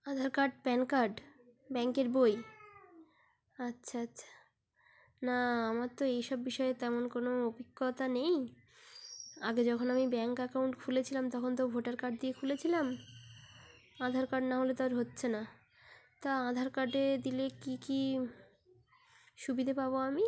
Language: Bangla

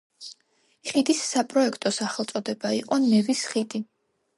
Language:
Georgian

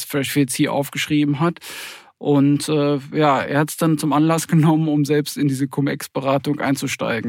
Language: German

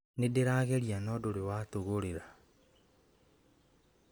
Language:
Kikuyu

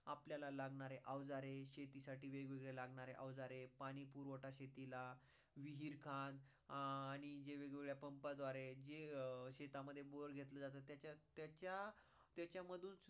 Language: Marathi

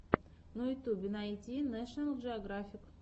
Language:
Russian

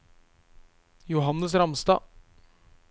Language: Norwegian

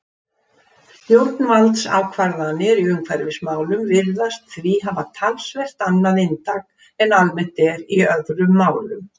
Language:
Icelandic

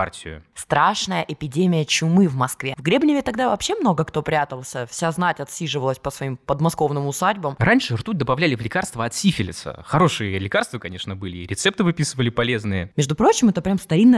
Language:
Russian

